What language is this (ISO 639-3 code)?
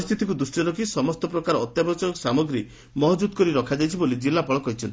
ori